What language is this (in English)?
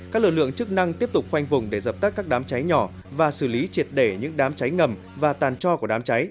Vietnamese